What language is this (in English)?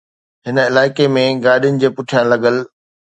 Sindhi